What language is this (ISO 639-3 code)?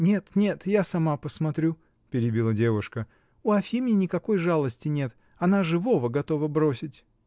rus